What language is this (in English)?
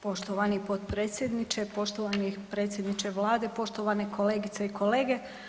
Croatian